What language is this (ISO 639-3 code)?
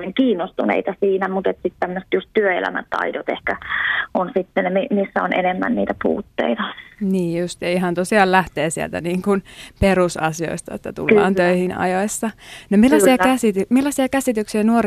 fin